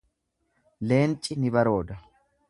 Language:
Oromo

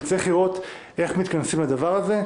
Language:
Hebrew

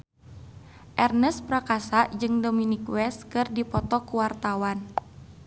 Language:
Sundanese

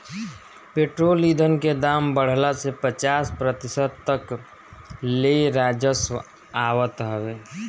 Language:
Bhojpuri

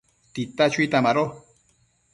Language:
Matsés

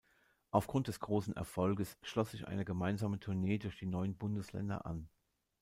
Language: German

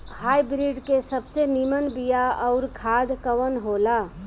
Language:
Bhojpuri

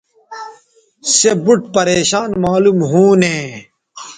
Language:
Bateri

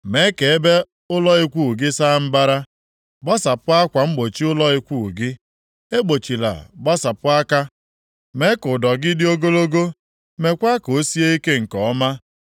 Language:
Igbo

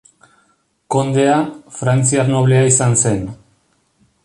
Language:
Basque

